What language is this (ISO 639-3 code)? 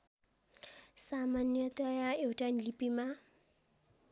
nep